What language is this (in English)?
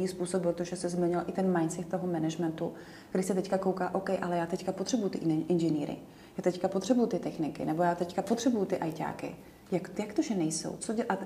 Czech